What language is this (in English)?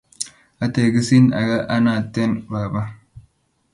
Kalenjin